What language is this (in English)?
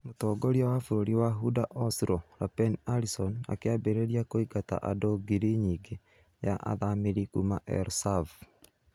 Kikuyu